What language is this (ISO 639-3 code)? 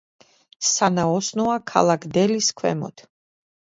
kat